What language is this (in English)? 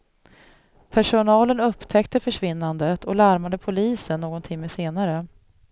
Swedish